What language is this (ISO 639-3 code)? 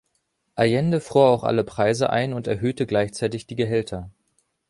deu